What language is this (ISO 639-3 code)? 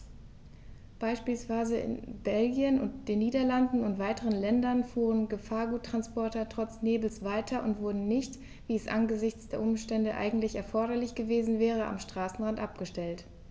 deu